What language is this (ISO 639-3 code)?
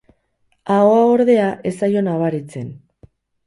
eus